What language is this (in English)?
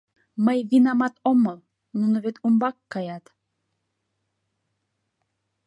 Mari